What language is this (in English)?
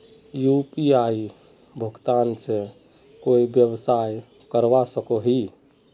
Magahi